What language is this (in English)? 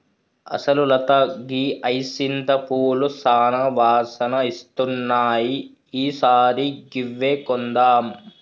Telugu